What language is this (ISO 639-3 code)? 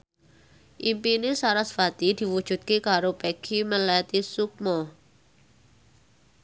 jav